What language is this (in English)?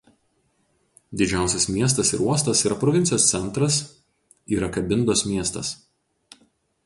Lithuanian